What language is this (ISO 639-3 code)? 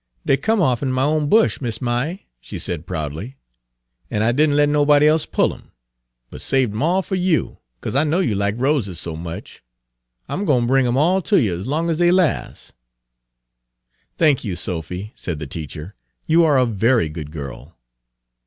eng